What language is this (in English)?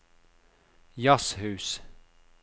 Norwegian